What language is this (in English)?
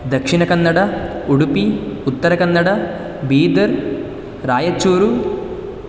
Sanskrit